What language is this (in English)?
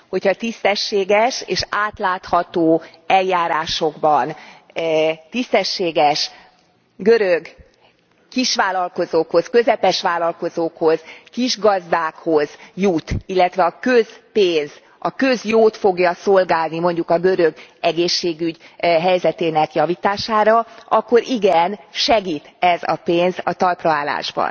Hungarian